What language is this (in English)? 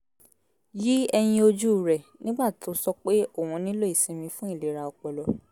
Yoruba